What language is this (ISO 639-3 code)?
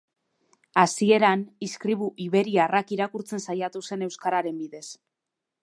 eus